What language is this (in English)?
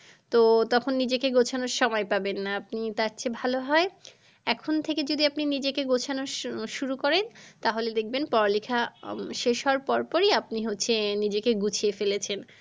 Bangla